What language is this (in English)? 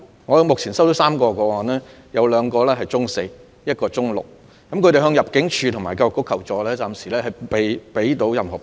Cantonese